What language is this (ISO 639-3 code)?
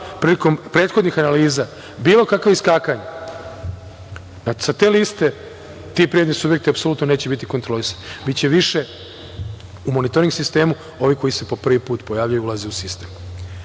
srp